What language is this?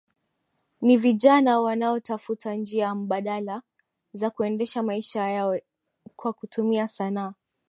Swahili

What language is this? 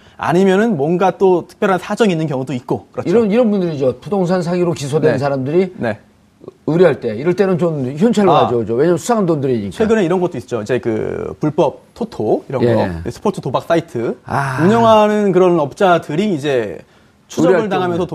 Korean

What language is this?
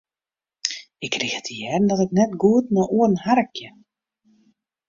Western Frisian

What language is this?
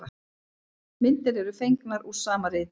Icelandic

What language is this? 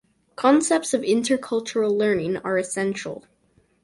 English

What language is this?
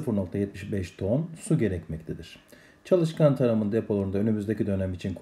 Turkish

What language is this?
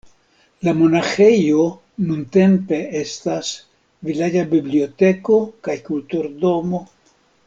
Esperanto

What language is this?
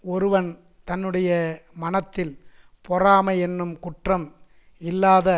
Tamil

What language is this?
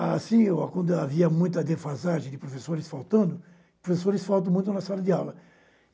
Portuguese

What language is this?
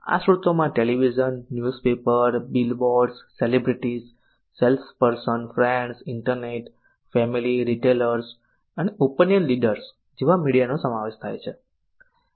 Gujarati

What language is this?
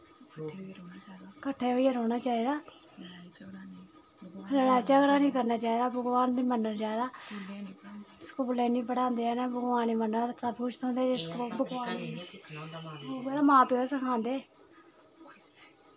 Dogri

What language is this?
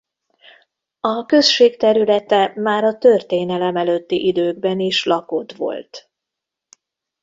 Hungarian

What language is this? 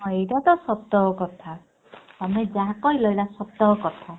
Odia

